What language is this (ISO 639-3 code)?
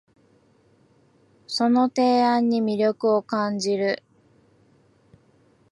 jpn